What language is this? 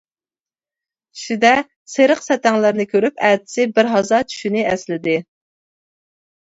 Uyghur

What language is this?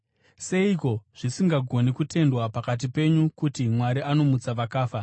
Shona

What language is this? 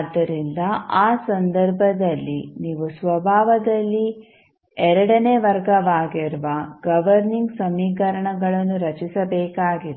Kannada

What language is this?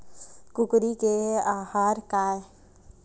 Chhattisgarhi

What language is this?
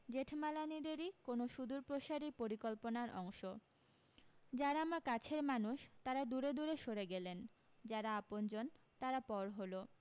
Bangla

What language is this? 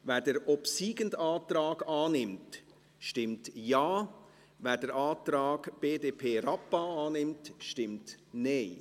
Swiss German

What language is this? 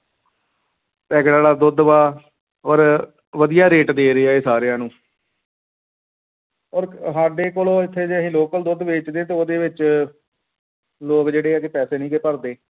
Punjabi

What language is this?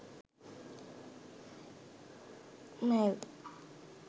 Sinhala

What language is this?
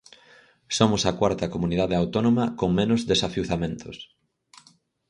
Galician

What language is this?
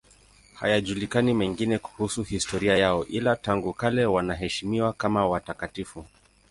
Swahili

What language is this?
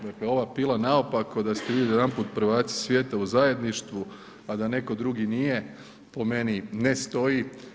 Croatian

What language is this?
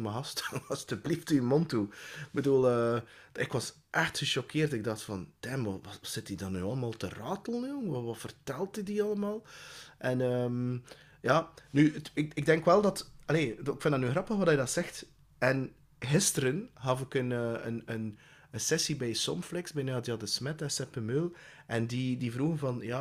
Dutch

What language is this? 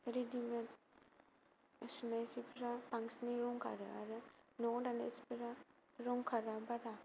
Bodo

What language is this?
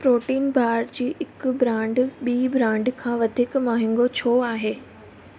Sindhi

